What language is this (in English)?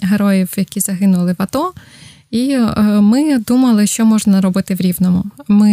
Ukrainian